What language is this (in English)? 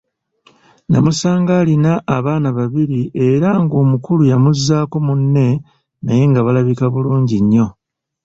Ganda